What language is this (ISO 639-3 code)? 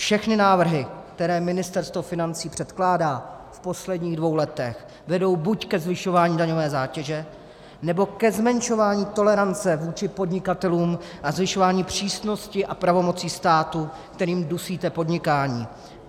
ces